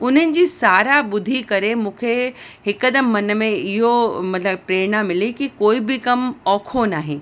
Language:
Sindhi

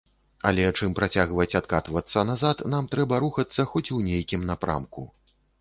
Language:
Belarusian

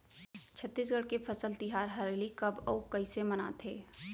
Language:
Chhattisgarhi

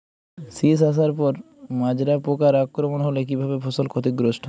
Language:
Bangla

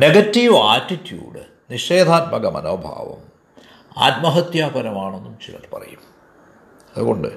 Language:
Malayalam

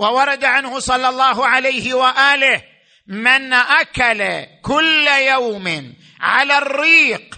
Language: Arabic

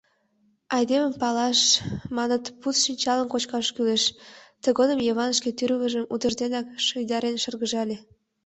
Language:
Mari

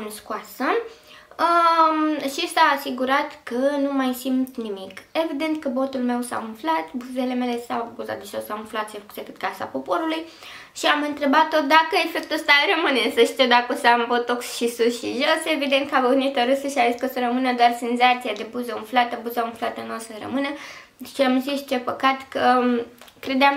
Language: Romanian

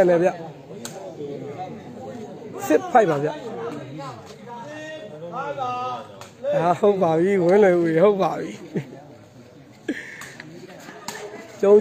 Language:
Arabic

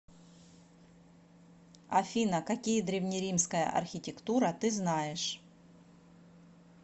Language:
Russian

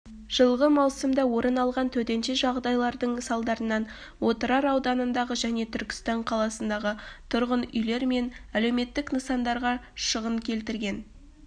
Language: Kazakh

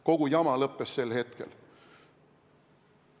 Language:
Estonian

